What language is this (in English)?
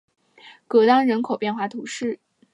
Chinese